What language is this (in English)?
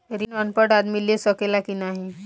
Bhojpuri